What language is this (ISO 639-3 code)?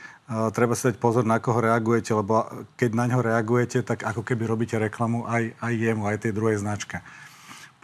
slk